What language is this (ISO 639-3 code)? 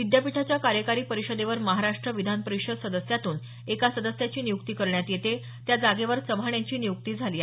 mar